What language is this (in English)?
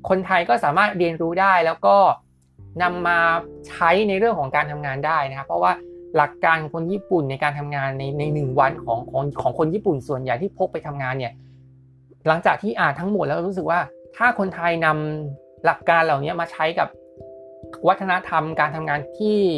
Thai